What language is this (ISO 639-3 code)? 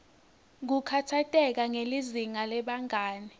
ssw